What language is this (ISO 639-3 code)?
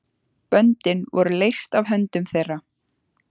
isl